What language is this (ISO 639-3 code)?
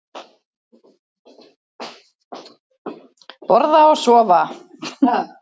isl